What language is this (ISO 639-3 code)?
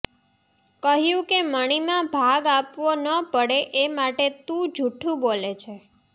guj